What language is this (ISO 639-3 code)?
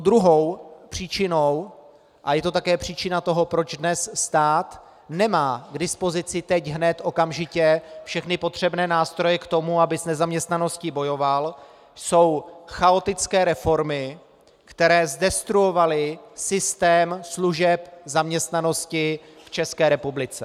ces